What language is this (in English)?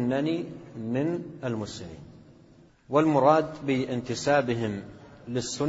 Arabic